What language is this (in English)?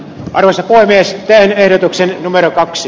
Finnish